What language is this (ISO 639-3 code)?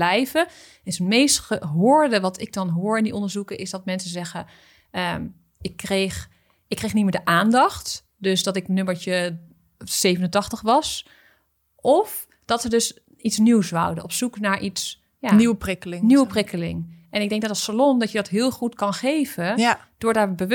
nld